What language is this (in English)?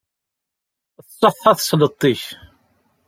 Kabyle